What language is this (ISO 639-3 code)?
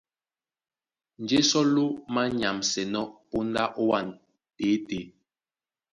dua